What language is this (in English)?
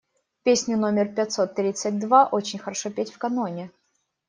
Russian